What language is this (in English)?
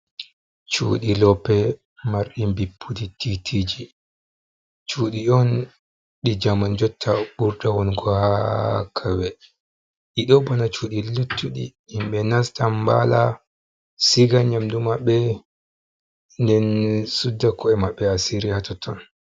Fula